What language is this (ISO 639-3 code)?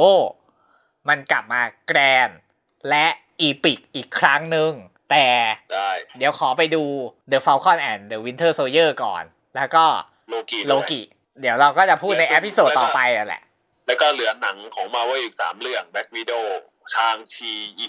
tha